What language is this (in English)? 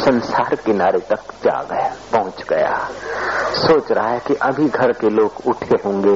Hindi